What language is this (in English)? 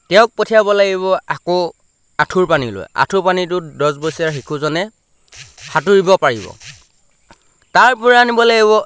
Assamese